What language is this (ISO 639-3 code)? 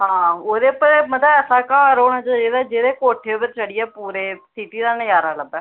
doi